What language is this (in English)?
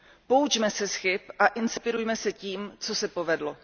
Czech